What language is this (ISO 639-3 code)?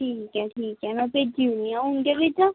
doi